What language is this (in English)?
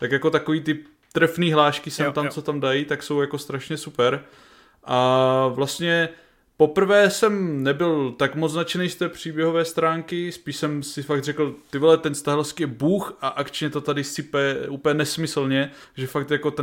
Czech